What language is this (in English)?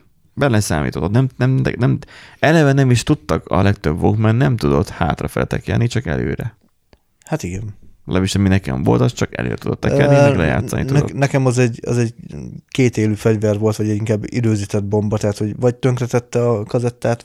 Hungarian